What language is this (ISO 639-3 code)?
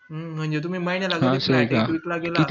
mar